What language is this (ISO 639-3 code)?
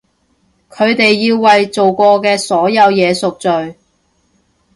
yue